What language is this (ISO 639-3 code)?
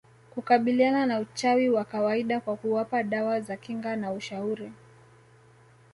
swa